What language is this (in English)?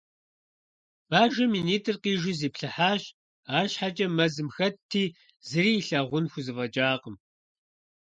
Kabardian